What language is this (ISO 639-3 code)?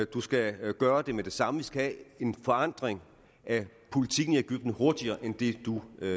dan